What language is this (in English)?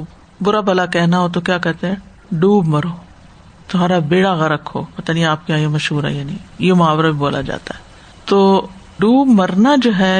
Urdu